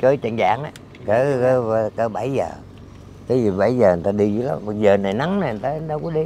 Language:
Vietnamese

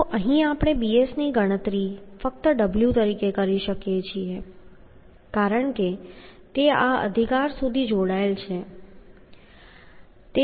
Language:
Gujarati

